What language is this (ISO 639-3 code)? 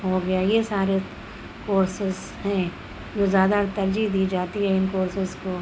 urd